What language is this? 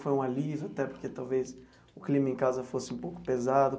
Portuguese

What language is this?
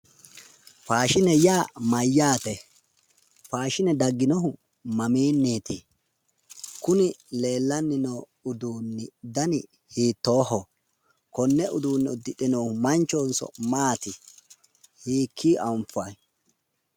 Sidamo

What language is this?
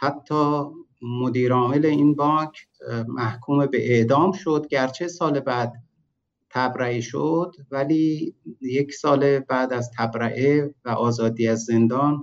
Persian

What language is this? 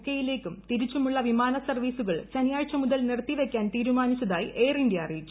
Malayalam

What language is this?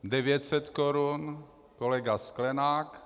Czech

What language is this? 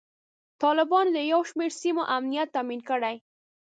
Pashto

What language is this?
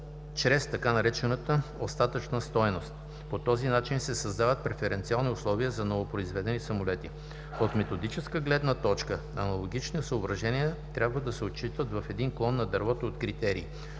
Bulgarian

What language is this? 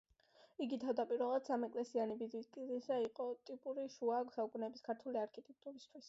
Georgian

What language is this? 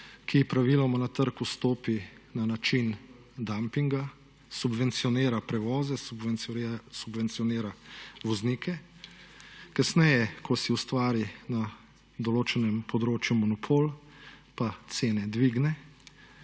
Slovenian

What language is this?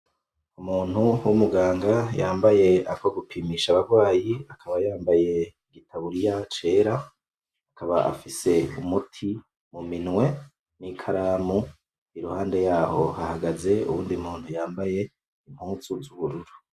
Rundi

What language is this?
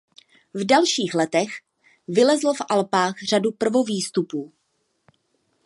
Czech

